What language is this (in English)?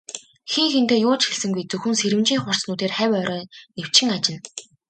Mongolian